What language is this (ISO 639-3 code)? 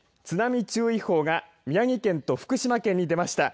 jpn